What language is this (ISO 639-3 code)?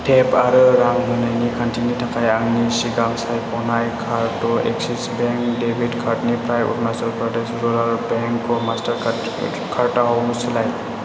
brx